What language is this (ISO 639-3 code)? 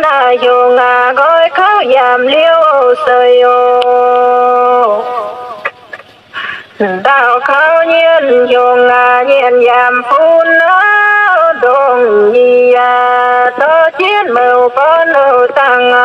vie